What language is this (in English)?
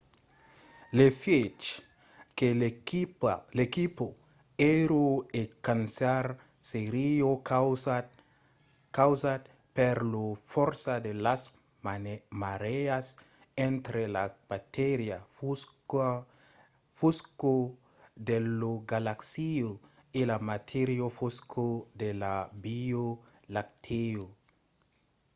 Occitan